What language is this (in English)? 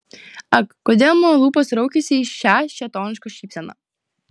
Lithuanian